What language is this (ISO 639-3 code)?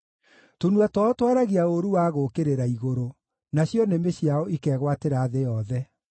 kik